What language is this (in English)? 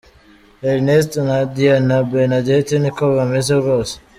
Kinyarwanda